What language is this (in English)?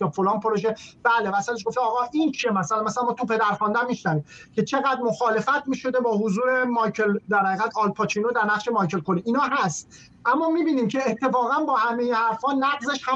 Persian